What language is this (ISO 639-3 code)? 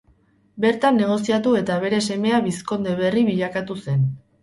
eus